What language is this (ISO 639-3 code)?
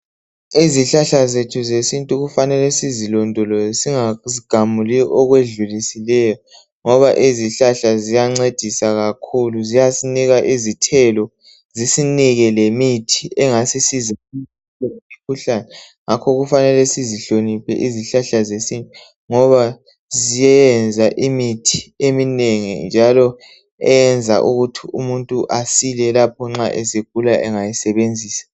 nde